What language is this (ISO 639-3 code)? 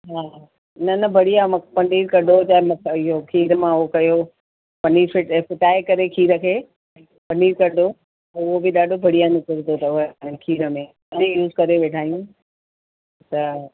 snd